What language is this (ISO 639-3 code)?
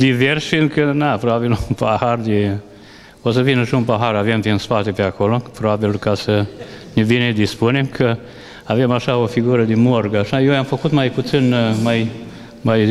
ron